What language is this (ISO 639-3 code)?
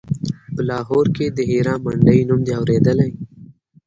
pus